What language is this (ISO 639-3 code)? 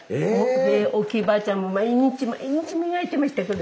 jpn